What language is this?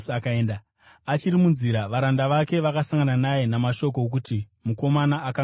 Shona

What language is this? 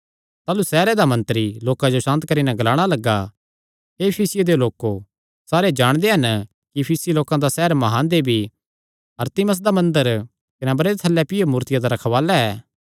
Kangri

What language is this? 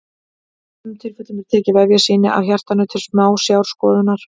Icelandic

